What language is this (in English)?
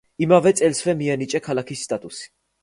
Georgian